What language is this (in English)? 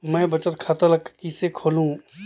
Chhattisgarhi